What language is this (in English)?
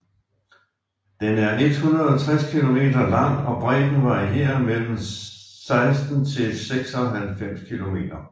Danish